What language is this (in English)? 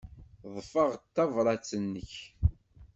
Kabyle